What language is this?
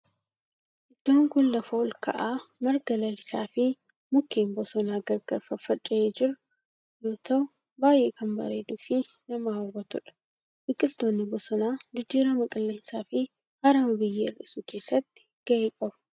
Oromo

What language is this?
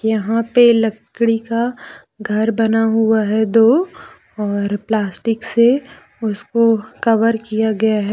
Hindi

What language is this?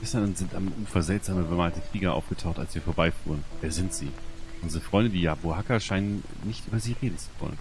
German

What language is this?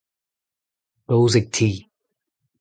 Breton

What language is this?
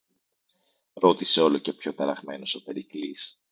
Greek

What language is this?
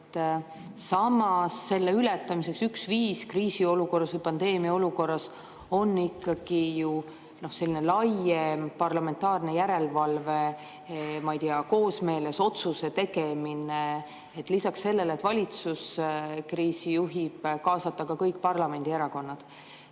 Estonian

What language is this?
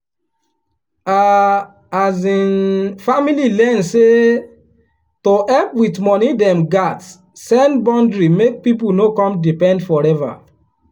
Nigerian Pidgin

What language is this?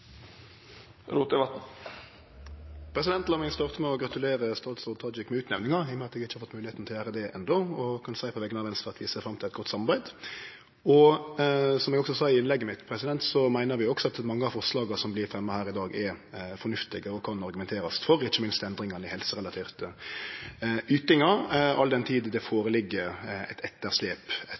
Norwegian Nynorsk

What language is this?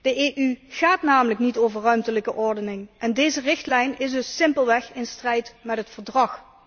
Dutch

